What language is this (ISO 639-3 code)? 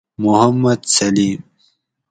gwc